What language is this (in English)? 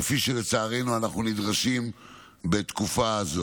Hebrew